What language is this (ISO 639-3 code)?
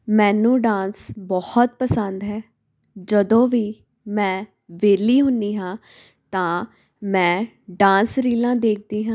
pan